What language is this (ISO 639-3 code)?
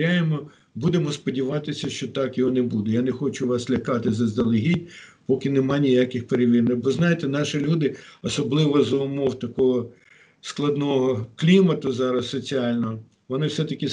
ukr